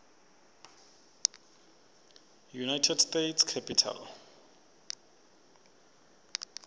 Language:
Swati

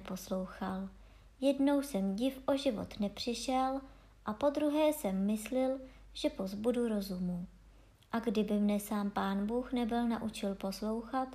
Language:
Czech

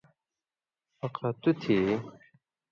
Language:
Indus Kohistani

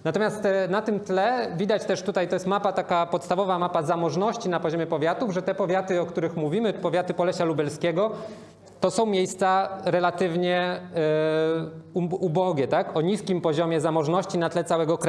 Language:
Polish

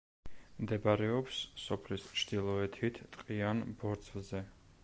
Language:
Georgian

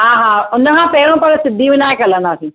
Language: Sindhi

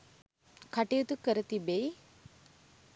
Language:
Sinhala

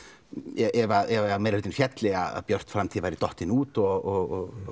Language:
Icelandic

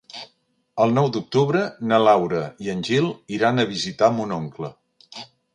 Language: Catalan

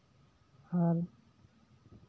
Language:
Santali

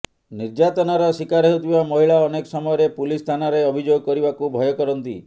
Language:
Odia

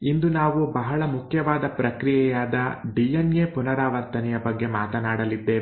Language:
Kannada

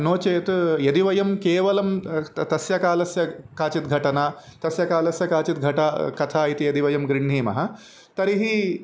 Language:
Sanskrit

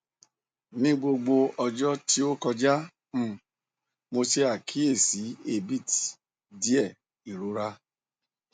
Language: Yoruba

